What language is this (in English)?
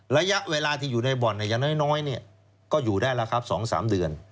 Thai